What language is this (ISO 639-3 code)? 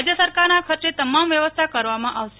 guj